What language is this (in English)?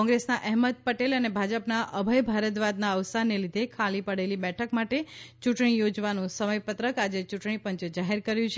Gujarati